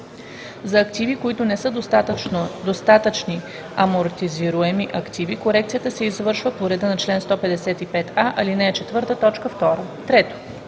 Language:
Bulgarian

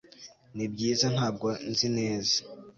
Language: Kinyarwanda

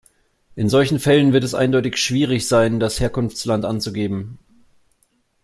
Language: German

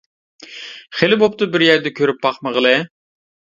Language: Uyghur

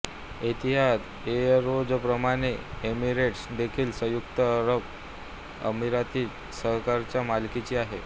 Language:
Marathi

